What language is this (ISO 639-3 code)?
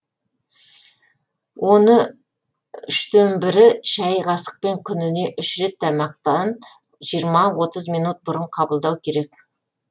kaz